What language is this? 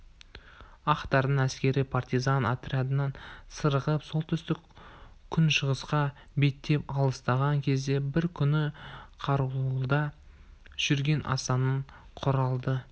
Kazakh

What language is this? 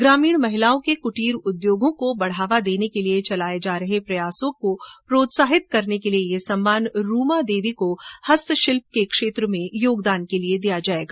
Hindi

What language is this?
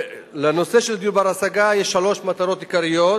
Hebrew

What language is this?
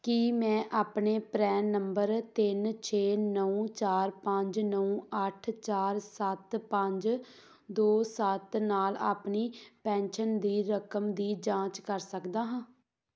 Punjabi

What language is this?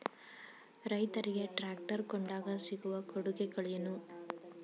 Kannada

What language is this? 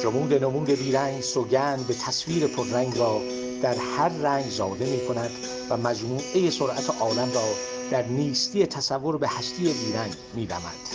Persian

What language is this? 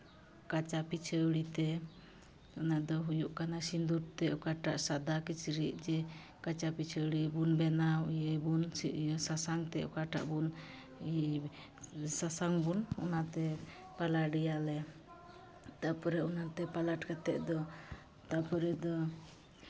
Santali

